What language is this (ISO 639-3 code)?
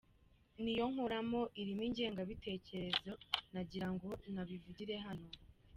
kin